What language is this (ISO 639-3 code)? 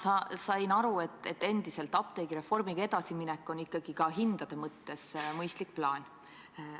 est